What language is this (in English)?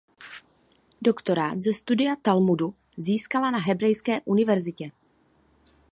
Czech